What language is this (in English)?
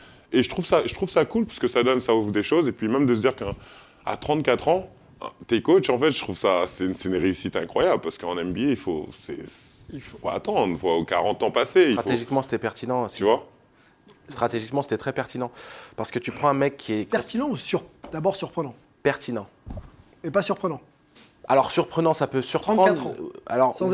French